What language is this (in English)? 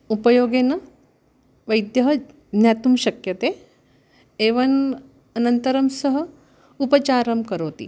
Sanskrit